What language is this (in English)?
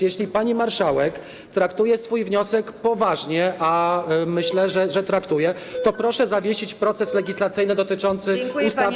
Polish